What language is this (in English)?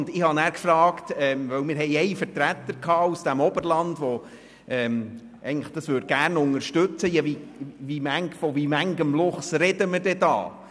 Swiss German